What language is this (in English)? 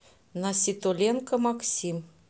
Russian